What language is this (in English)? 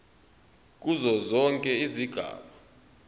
Zulu